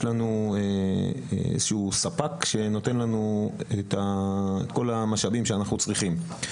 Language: Hebrew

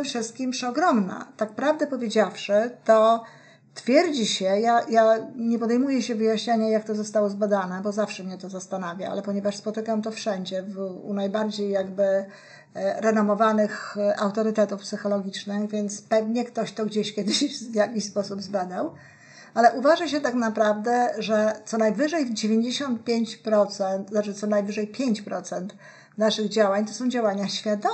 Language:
Polish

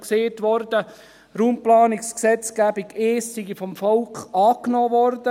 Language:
Swiss German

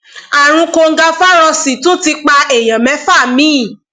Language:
Yoruba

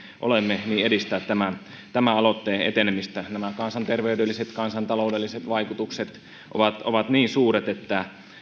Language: Finnish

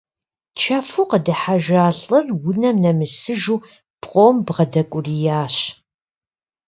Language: Kabardian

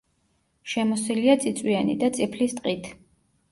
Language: Georgian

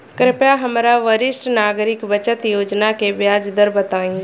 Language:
Bhojpuri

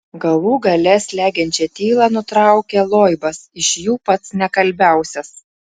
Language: Lithuanian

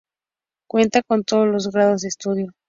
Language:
Spanish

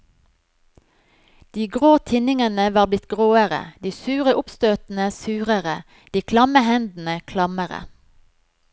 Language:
Norwegian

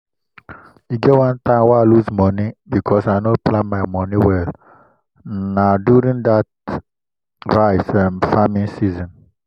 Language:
Nigerian Pidgin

